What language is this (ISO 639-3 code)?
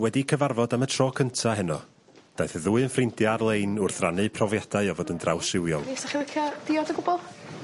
cym